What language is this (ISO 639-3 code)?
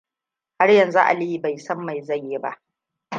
hau